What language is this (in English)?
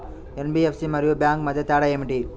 Telugu